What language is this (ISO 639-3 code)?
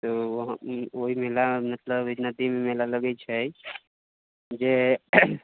mai